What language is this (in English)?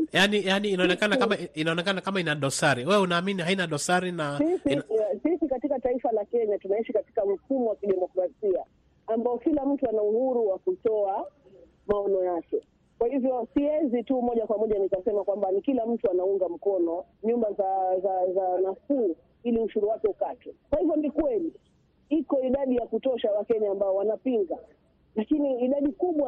Swahili